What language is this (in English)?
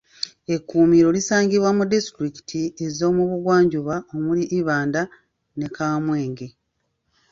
Ganda